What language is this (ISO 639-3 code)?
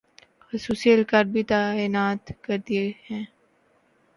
urd